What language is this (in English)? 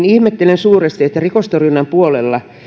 Finnish